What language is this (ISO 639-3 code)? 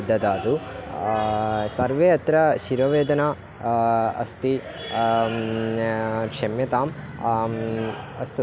san